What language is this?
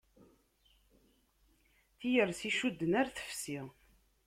Kabyle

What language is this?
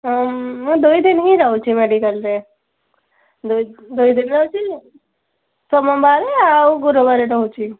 Odia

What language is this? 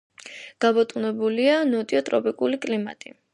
Georgian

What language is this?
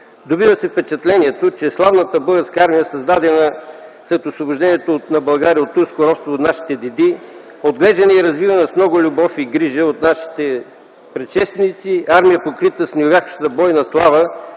Bulgarian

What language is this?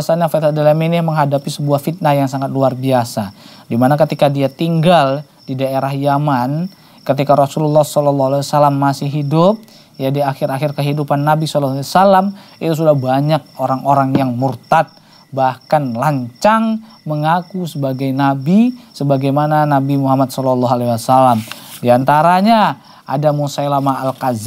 Indonesian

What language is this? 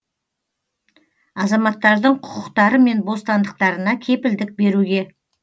Kazakh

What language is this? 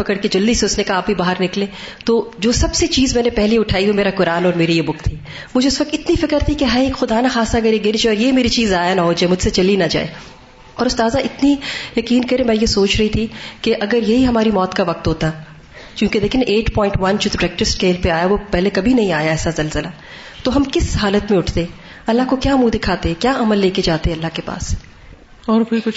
Urdu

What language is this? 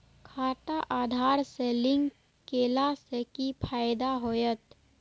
Maithili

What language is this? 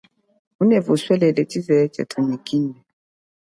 Chokwe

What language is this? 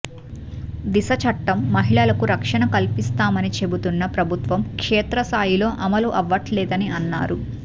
Telugu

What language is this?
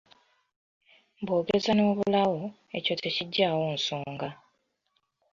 Ganda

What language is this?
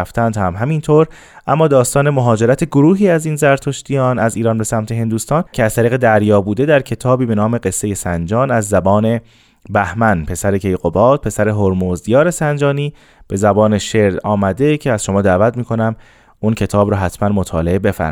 Persian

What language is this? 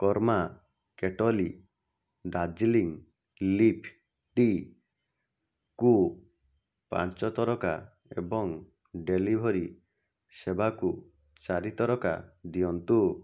Odia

